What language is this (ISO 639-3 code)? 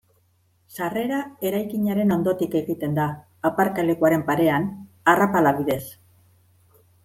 eus